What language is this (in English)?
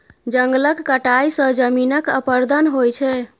Maithili